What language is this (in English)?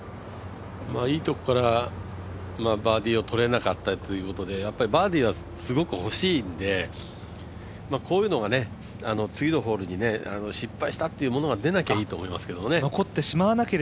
Japanese